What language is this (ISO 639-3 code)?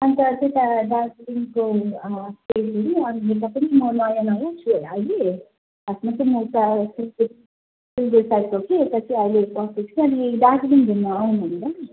nep